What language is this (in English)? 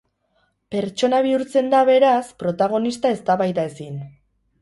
Basque